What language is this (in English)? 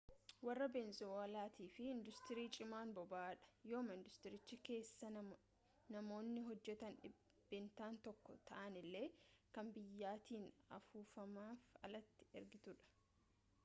Oromo